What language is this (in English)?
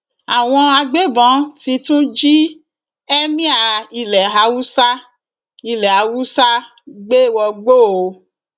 Yoruba